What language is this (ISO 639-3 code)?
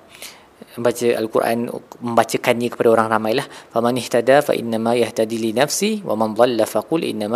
msa